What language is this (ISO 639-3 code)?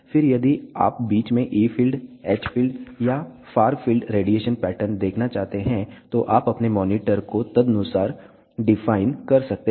hin